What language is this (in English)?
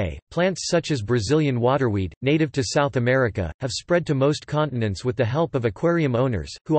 English